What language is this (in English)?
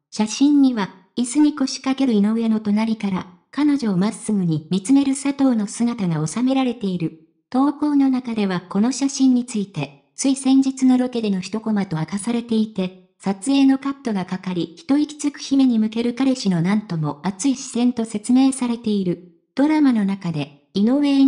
Japanese